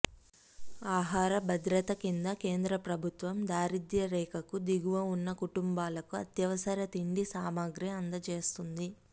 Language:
Telugu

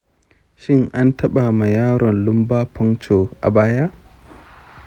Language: Hausa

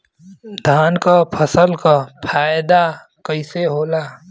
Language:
Bhojpuri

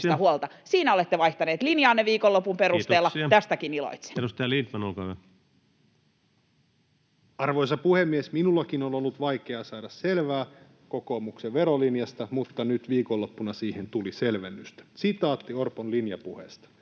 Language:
Finnish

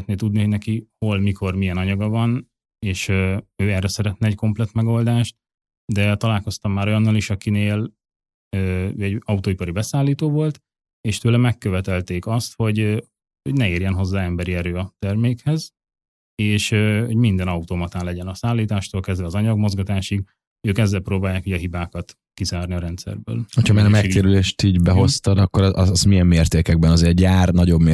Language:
Hungarian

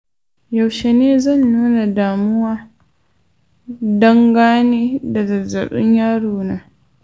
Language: Hausa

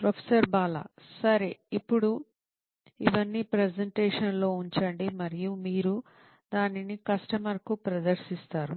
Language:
Telugu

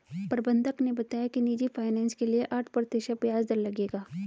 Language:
Hindi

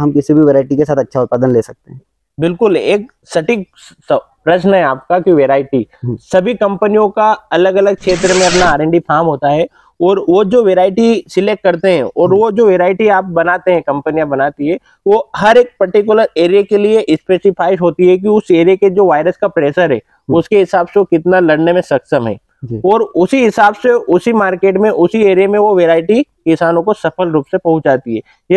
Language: Hindi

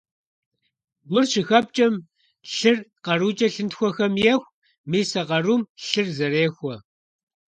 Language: Kabardian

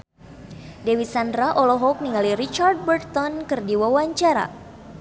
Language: Sundanese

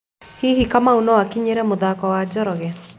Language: Kikuyu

